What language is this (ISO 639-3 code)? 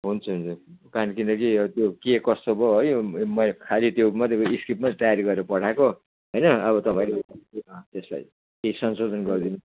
nep